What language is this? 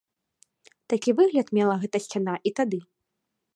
Belarusian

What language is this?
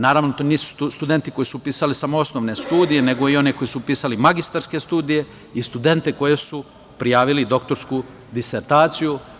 Serbian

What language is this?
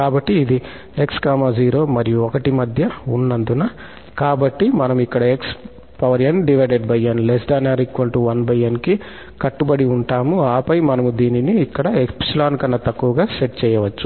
Telugu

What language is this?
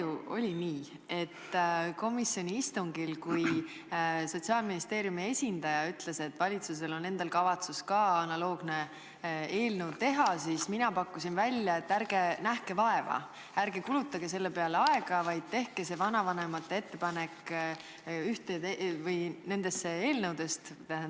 Estonian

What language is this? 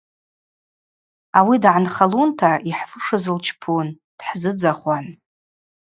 Abaza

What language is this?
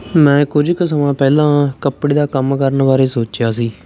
Punjabi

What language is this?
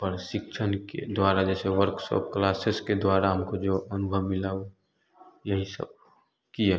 Hindi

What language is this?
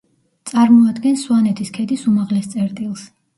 Georgian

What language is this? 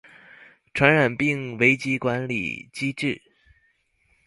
Chinese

